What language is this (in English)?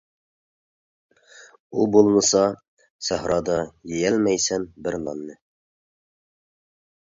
Uyghur